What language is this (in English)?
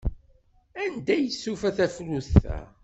Kabyle